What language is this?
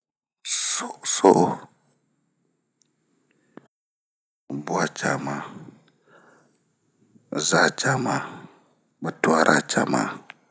Bomu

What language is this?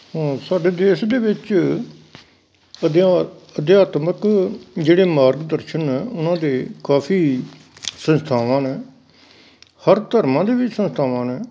Punjabi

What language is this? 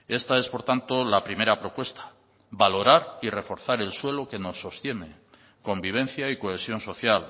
Spanish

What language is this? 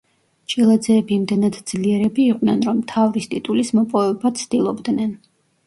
Georgian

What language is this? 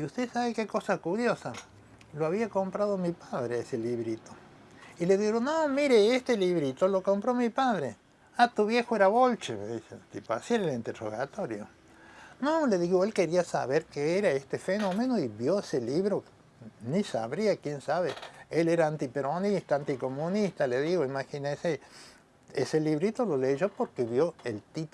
Spanish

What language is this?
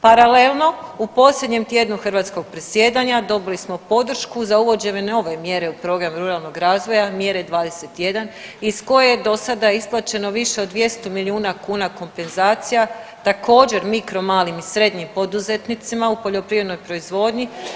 Croatian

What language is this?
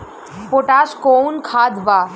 Bhojpuri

